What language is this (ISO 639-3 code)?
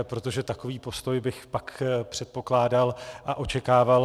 ces